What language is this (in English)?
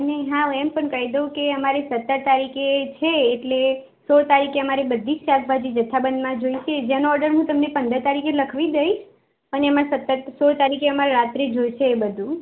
Gujarati